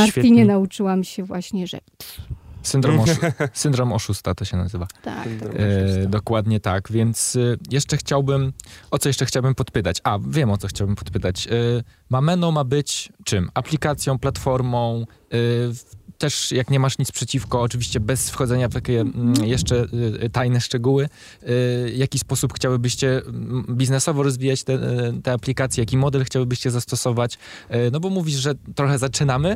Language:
Polish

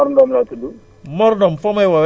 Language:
Wolof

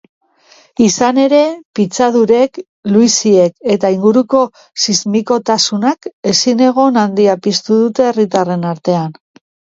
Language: Basque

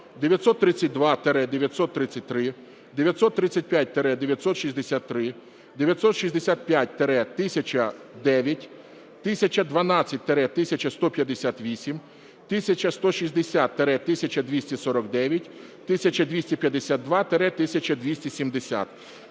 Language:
Ukrainian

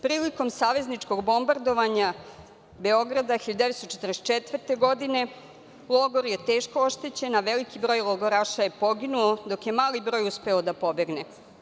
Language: Serbian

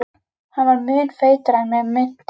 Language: Icelandic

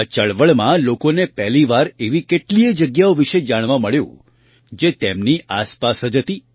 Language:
Gujarati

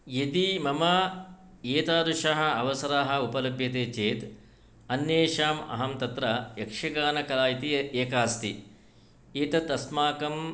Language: Sanskrit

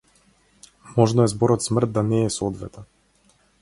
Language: Macedonian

